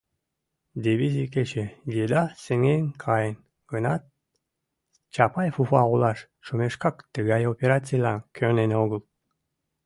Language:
Mari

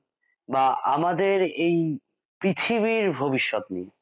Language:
Bangla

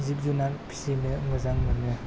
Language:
Bodo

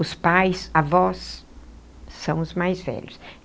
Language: Portuguese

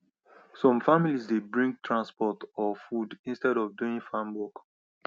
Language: Nigerian Pidgin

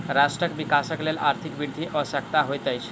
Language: Maithili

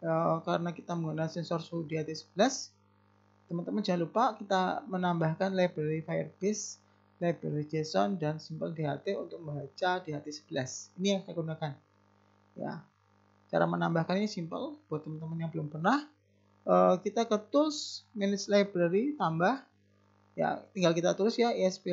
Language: Indonesian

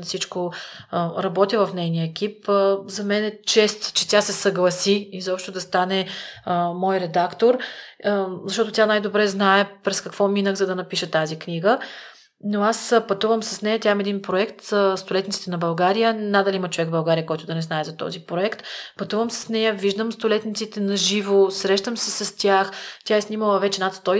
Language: Bulgarian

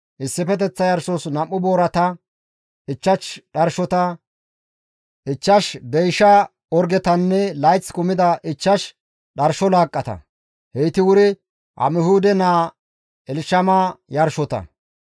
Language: Gamo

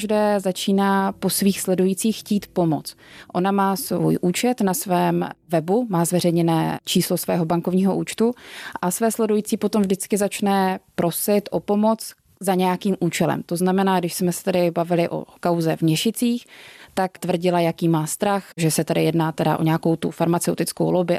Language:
Czech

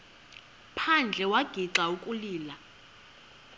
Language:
Xhosa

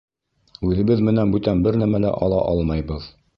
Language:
Bashkir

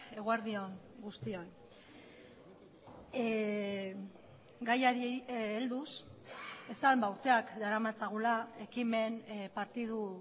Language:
Basque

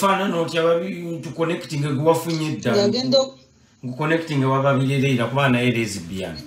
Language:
Turkish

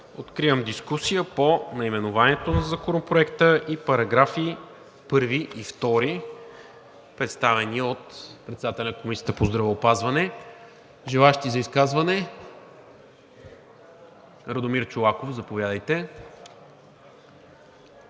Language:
Bulgarian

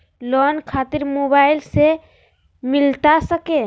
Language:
Magahi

